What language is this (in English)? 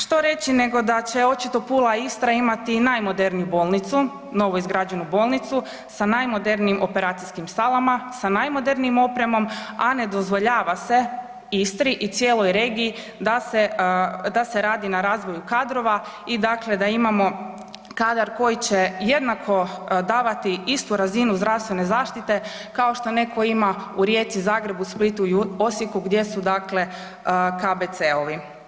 Croatian